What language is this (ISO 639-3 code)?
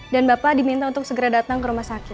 ind